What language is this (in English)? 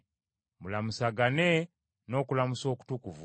Ganda